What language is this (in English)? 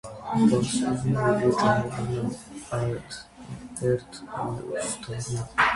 Armenian